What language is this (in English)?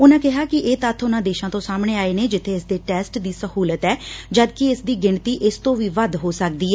Punjabi